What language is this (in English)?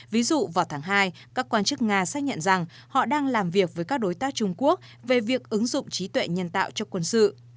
Vietnamese